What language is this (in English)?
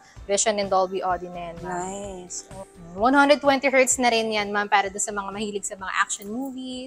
Filipino